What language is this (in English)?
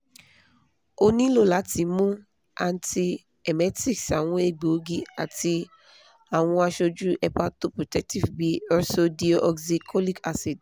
Yoruba